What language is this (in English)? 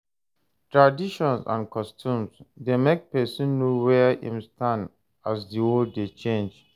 Nigerian Pidgin